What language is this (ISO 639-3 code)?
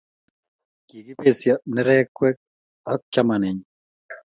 kln